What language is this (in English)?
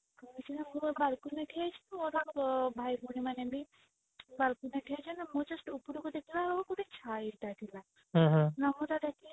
Odia